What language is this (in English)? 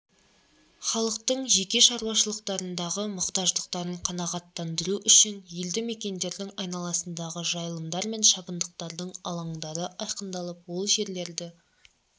Kazakh